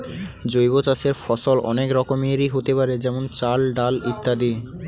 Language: Bangla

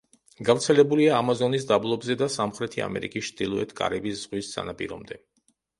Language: Georgian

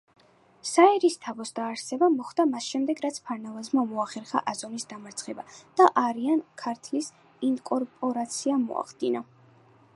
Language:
Georgian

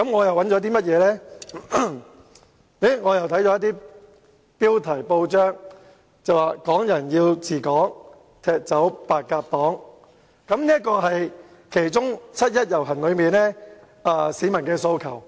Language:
Cantonese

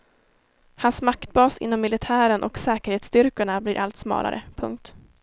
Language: Swedish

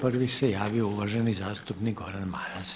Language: Croatian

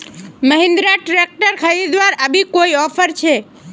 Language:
Magahi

